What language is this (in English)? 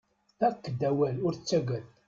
Kabyle